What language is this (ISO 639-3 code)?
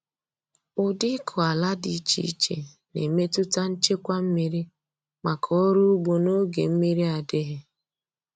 ibo